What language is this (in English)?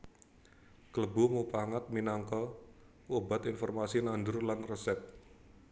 Javanese